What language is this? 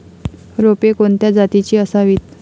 Marathi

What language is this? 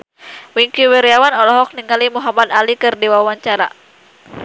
Sundanese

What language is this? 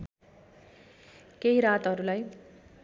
Nepali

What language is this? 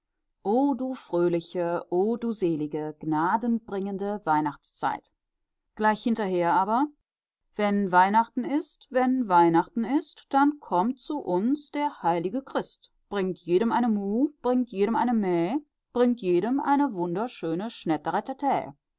German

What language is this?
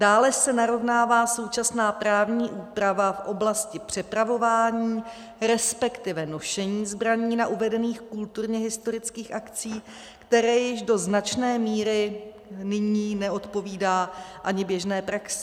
Czech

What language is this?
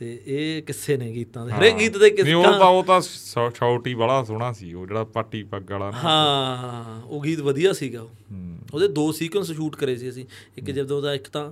Punjabi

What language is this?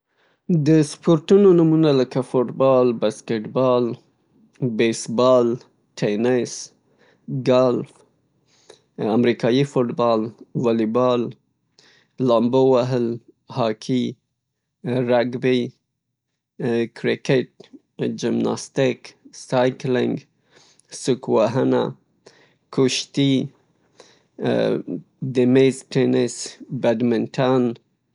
Pashto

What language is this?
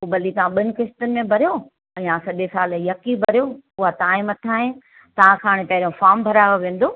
Sindhi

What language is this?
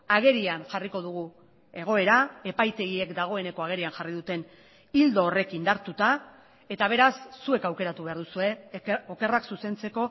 Basque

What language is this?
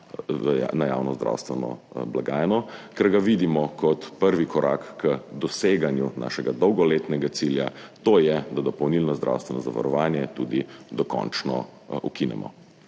Slovenian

